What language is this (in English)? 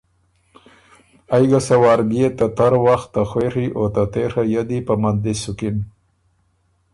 Ormuri